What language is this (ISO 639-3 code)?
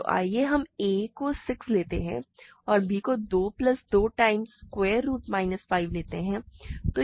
hin